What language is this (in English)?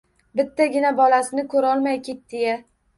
Uzbek